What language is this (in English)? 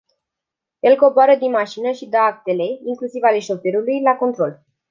Romanian